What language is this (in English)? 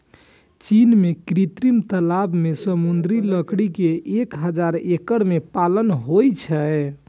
Maithili